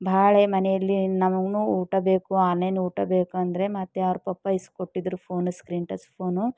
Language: Kannada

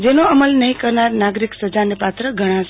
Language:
Gujarati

